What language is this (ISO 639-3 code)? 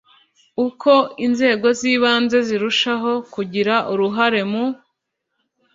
kin